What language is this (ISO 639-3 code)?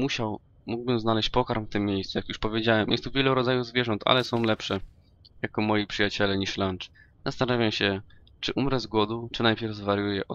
pol